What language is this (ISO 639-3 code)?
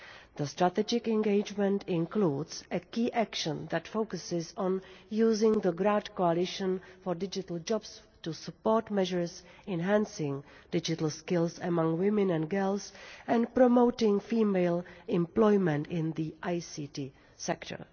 eng